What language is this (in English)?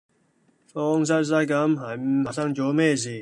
Cantonese